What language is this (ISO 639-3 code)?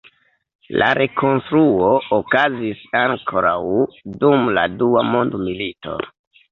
epo